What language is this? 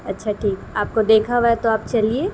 Urdu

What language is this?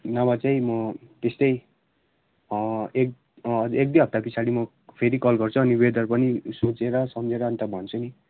Nepali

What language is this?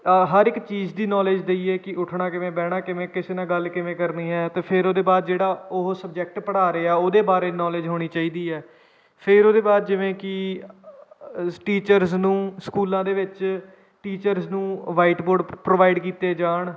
Punjabi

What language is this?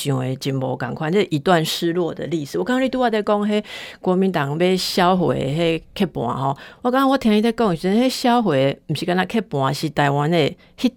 Chinese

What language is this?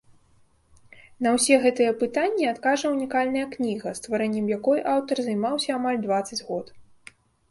Belarusian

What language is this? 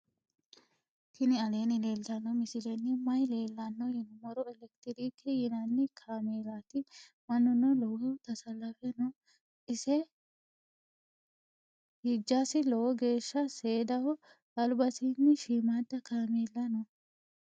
Sidamo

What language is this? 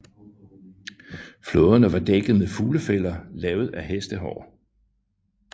Danish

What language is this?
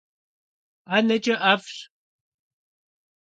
Kabardian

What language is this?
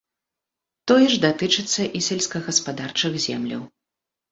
Belarusian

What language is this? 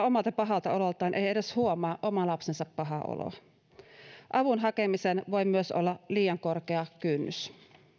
Finnish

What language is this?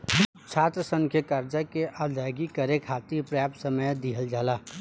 Bhojpuri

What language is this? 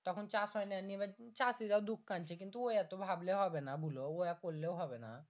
Bangla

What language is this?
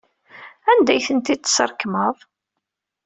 Kabyle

